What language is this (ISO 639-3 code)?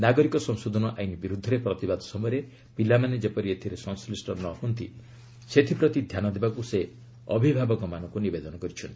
ori